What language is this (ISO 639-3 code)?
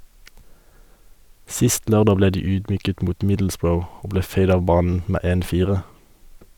nor